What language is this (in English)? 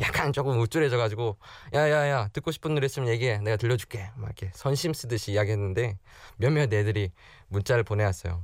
Korean